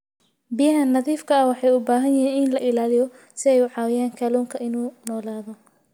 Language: Somali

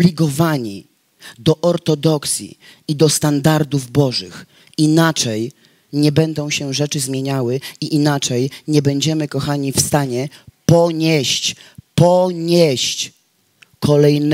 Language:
Polish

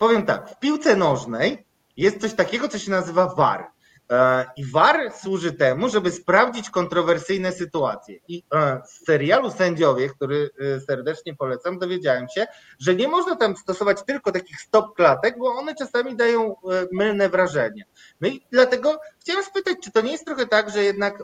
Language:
Polish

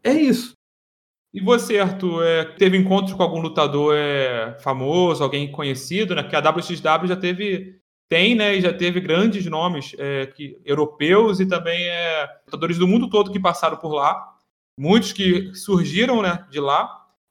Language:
Portuguese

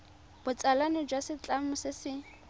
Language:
Tswana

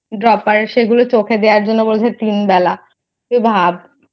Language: Bangla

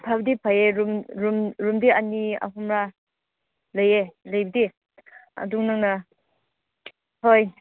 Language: Manipuri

